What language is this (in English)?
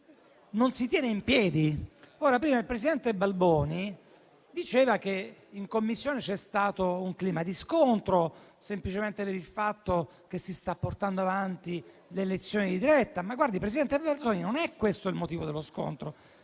Italian